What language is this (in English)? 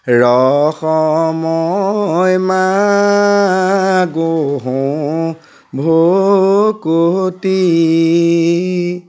Assamese